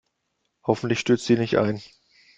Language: German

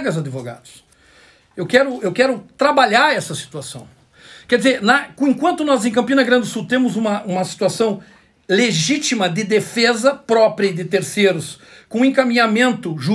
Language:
Portuguese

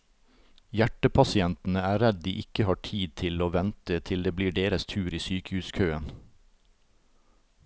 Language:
Norwegian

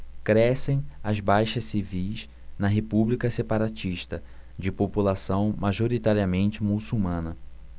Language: Portuguese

